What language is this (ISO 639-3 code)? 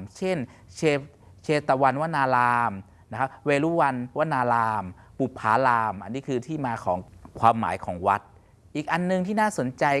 tha